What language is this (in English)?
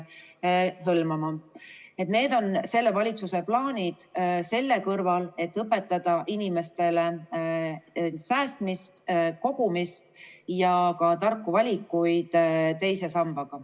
Estonian